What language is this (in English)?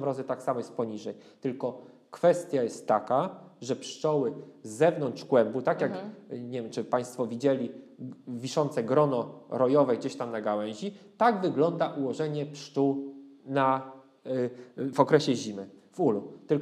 Polish